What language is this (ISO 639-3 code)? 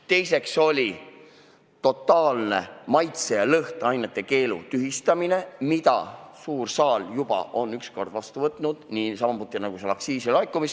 est